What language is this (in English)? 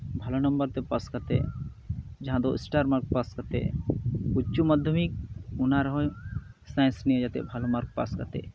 Santali